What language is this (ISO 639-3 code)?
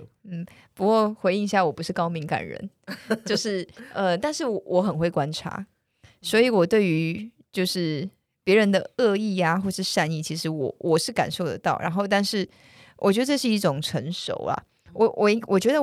zho